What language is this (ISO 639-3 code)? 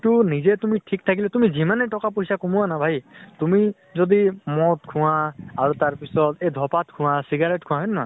asm